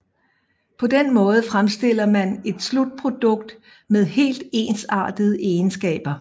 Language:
Danish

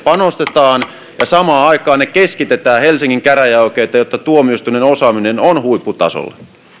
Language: Finnish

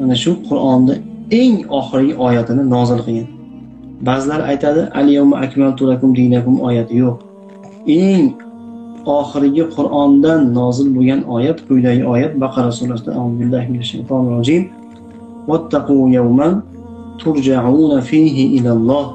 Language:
Turkish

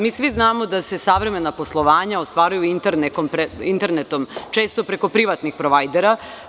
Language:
Serbian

